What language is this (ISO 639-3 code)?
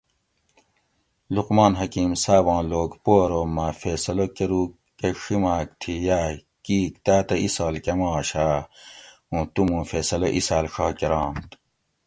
gwc